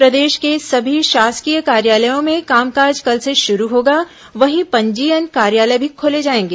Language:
Hindi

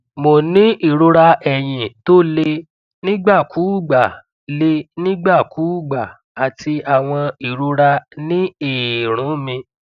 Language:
Yoruba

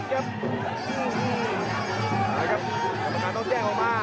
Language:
Thai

